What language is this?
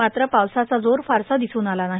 Marathi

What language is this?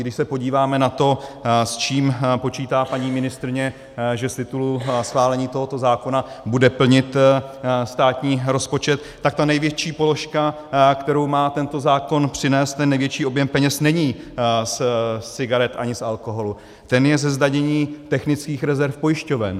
Czech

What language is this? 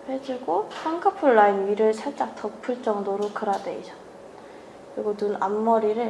Korean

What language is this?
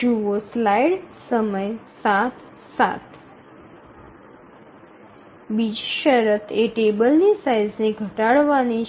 Gujarati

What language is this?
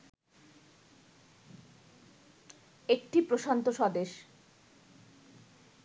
Bangla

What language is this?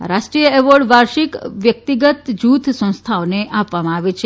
Gujarati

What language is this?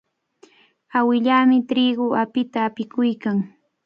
Cajatambo North Lima Quechua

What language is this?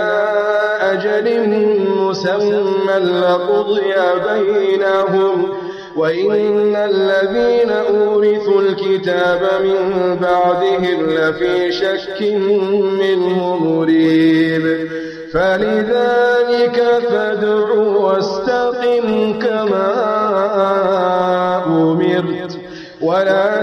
Arabic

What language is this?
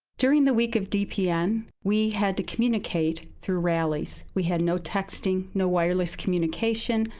English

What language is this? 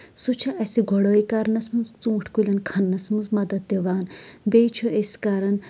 Kashmiri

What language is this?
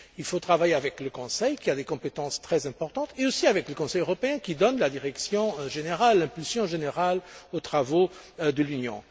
French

